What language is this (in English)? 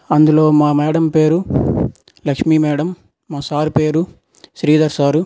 Telugu